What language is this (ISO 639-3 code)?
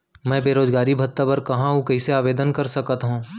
hne